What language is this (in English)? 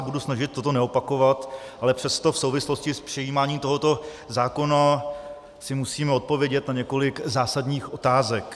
Czech